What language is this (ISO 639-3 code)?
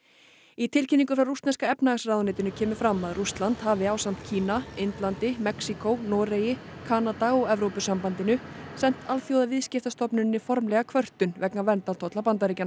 isl